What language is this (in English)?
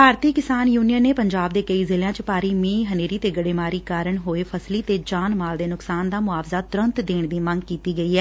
Punjabi